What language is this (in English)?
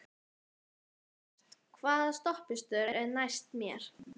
Icelandic